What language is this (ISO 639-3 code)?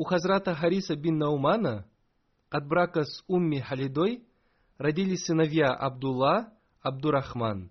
rus